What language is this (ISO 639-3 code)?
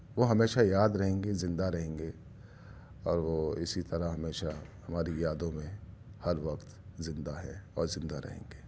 urd